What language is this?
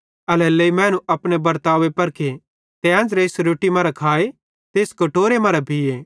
Bhadrawahi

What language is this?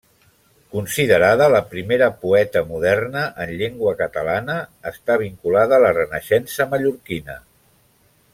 Catalan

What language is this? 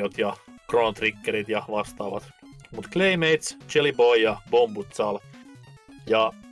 Finnish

